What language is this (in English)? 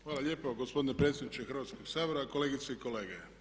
Croatian